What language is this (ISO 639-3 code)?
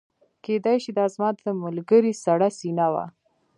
pus